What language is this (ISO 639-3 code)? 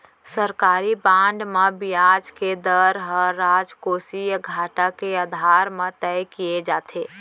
hne